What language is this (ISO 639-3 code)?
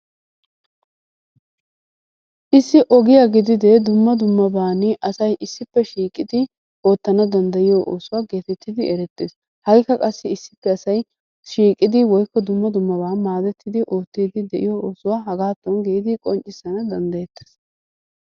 wal